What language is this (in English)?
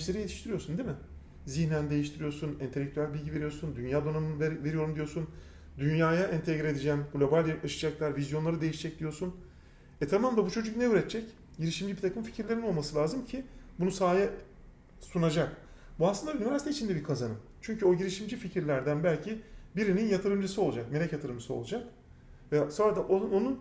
Turkish